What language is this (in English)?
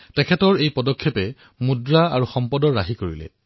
Assamese